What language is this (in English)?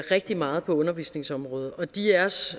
Danish